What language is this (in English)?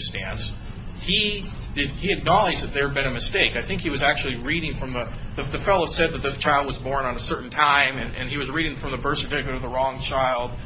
English